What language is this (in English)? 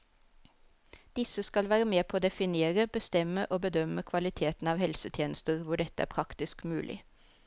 Norwegian